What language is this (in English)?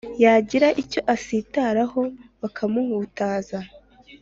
Kinyarwanda